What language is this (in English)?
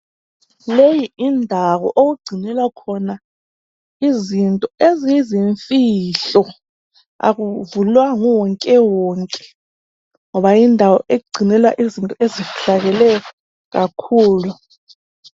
North Ndebele